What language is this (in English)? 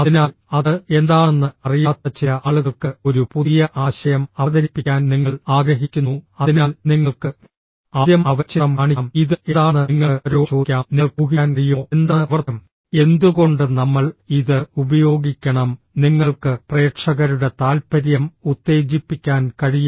Malayalam